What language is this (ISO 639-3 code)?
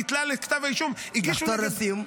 heb